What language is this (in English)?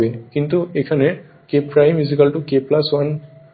Bangla